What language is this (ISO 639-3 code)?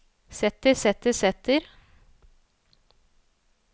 nor